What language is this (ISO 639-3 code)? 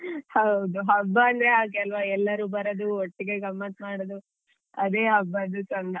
kan